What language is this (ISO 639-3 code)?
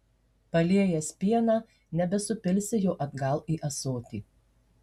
lit